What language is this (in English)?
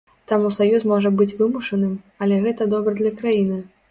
Belarusian